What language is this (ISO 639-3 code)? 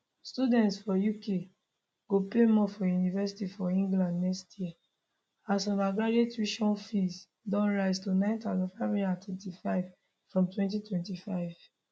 pcm